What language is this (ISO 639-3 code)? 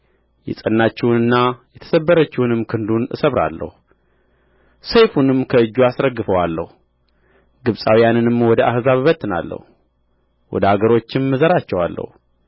amh